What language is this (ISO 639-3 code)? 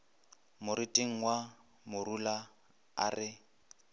nso